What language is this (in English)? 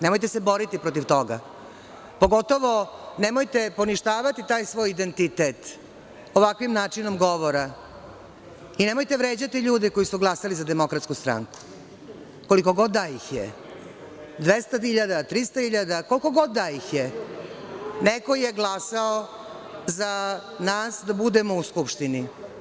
Serbian